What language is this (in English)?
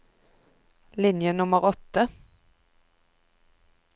Norwegian